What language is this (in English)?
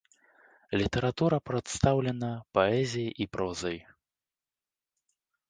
Belarusian